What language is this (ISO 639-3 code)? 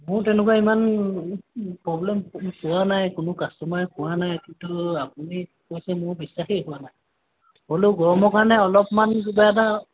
asm